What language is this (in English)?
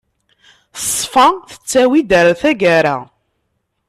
Kabyle